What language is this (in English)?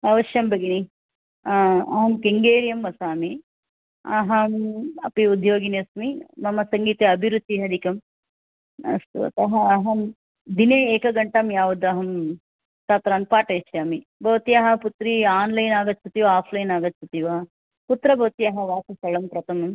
Sanskrit